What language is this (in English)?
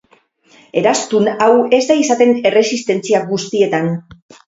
Basque